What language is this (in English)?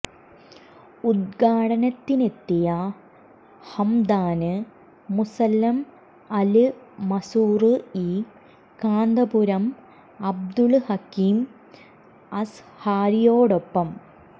Malayalam